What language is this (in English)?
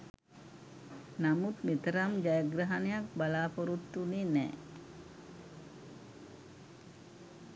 Sinhala